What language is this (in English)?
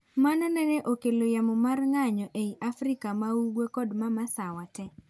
Luo (Kenya and Tanzania)